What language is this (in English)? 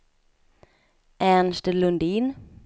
Swedish